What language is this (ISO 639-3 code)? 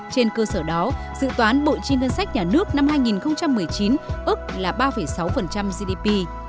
vie